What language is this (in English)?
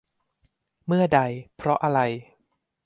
Thai